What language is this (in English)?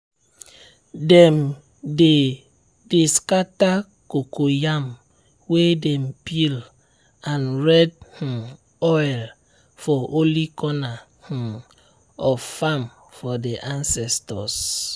Nigerian Pidgin